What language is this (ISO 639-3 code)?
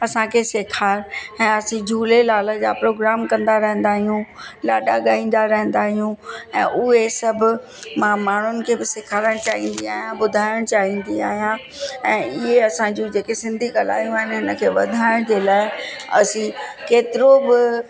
snd